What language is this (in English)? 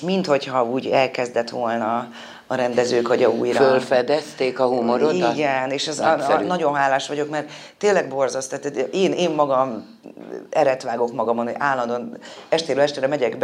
Hungarian